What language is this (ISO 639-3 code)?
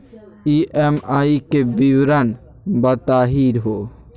mag